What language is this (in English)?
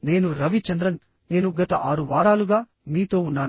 Telugu